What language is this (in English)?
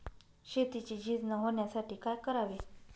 Marathi